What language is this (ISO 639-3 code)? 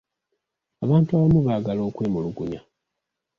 lug